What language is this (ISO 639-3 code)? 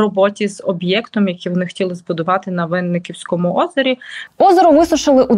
ukr